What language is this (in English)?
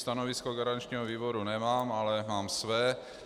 Czech